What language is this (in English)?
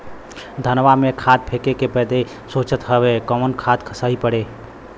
Bhojpuri